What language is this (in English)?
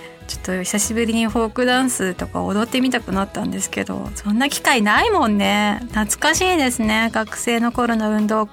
Japanese